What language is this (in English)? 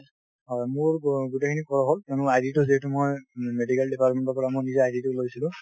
Assamese